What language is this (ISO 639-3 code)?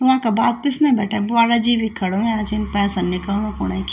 gbm